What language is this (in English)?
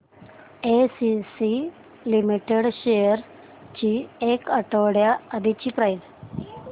Marathi